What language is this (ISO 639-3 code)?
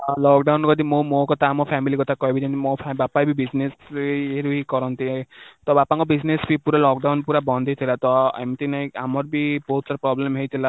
ori